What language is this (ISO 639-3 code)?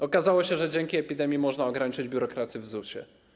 pol